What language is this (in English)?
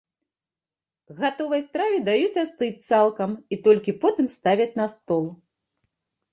Belarusian